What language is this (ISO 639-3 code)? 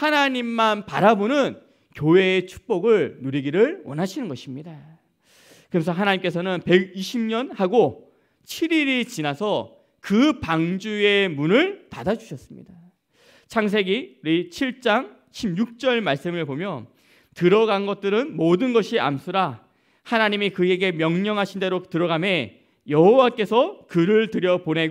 kor